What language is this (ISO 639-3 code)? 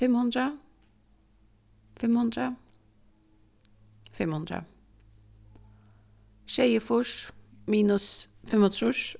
fao